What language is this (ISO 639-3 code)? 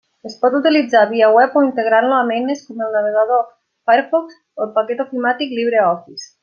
cat